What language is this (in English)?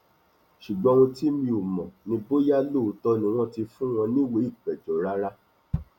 Yoruba